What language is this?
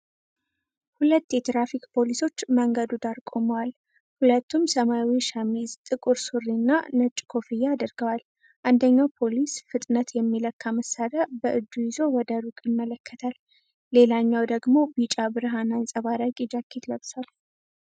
Amharic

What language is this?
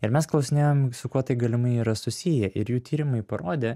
Lithuanian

